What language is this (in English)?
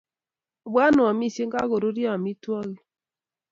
Kalenjin